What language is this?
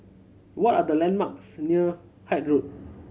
English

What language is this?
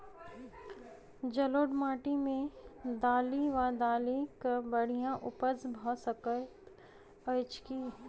Maithili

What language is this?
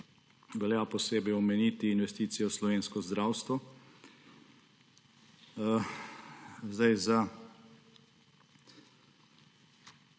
Slovenian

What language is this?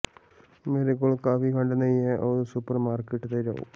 Punjabi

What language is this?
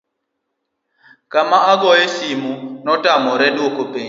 Luo (Kenya and Tanzania)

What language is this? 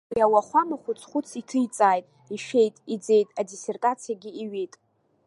Abkhazian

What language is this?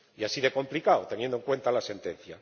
Spanish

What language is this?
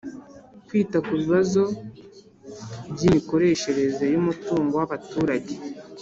Kinyarwanda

